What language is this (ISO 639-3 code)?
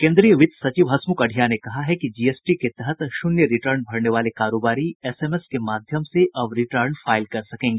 hin